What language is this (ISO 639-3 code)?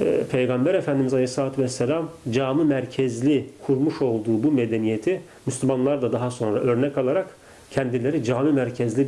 tur